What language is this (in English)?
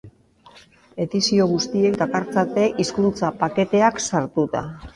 Basque